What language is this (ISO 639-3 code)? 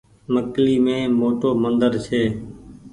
gig